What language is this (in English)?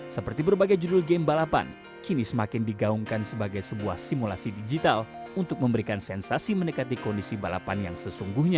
Indonesian